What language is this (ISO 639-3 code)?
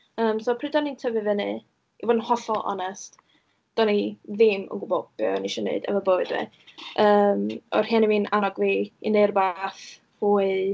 cym